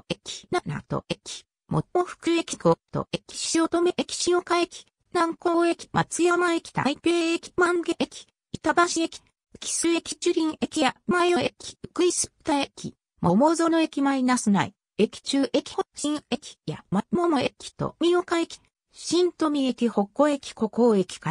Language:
Japanese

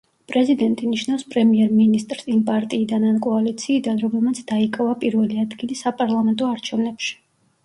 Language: Georgian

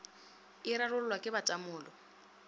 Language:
Northern Sotho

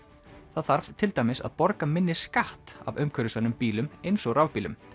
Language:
Icelandic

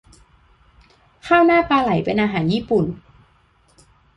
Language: Thai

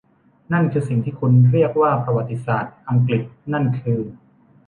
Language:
Thai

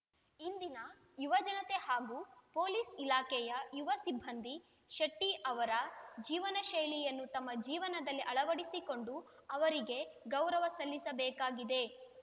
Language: Kannada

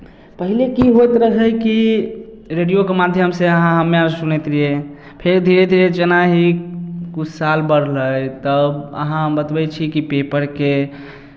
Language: Maithili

